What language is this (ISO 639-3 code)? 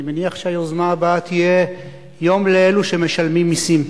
heb